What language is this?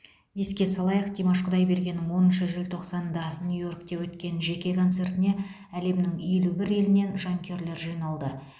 Kazakh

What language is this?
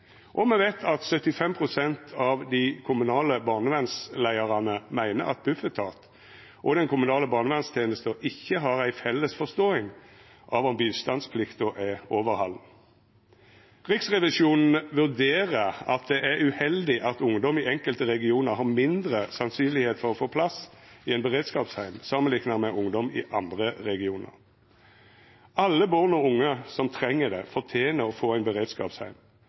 Norwegian Nynorsk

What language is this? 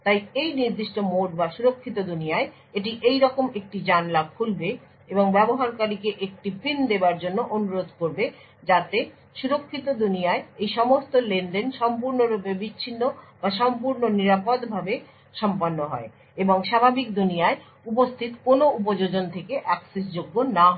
Bangla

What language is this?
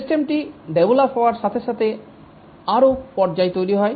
Bangla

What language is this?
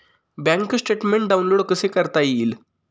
Marathi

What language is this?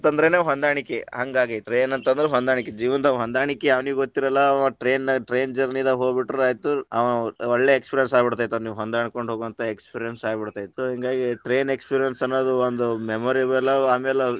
Kannada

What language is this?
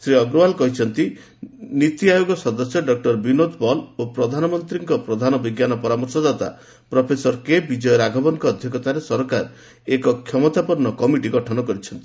Odia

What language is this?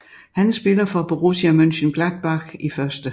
Danish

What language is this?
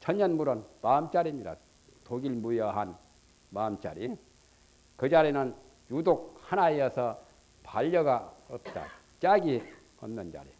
Korean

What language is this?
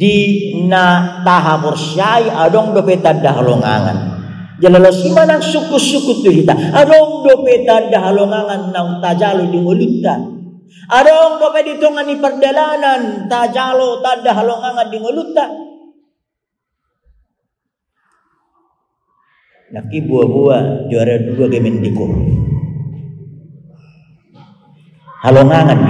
Indonesian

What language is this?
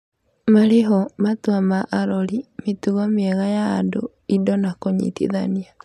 Kikuyu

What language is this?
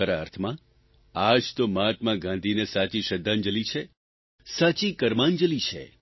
Gujarati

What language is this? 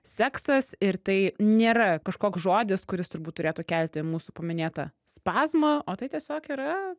Lithuanian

